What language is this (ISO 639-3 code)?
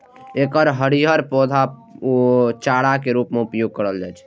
mai